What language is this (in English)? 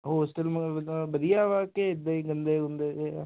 Punjabi